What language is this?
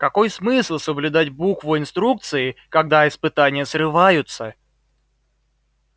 Russian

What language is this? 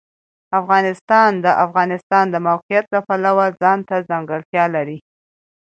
Pashto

